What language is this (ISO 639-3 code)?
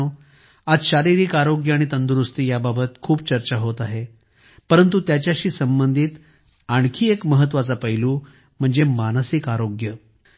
mar